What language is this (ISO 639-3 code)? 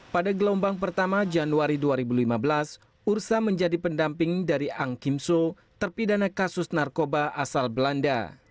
ind